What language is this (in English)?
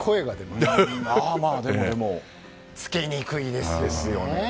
Japanese